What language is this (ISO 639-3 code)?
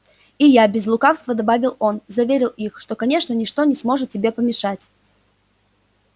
rus